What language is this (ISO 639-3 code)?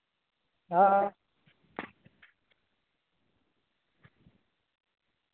doi